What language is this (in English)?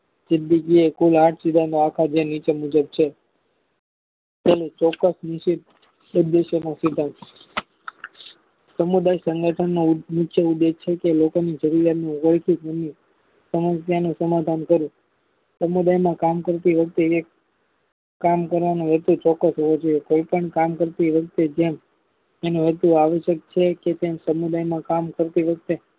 Gujarati